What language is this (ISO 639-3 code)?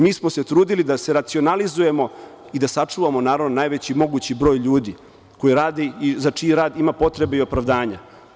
srp